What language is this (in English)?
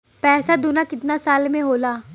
Bhojpuri